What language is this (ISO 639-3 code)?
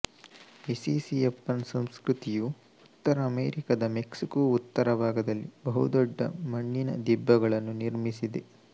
kan